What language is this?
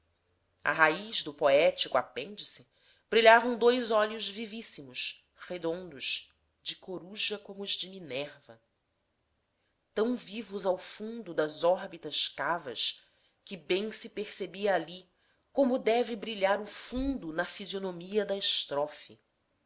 Portuguese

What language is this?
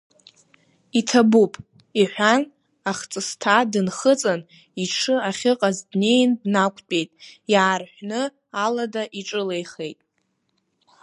Abkhazian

